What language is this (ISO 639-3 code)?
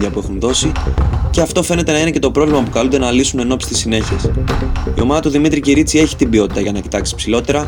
ell